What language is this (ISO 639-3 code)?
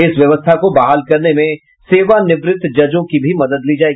hin